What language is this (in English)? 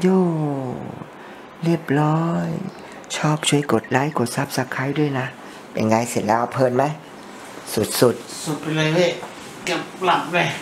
Thai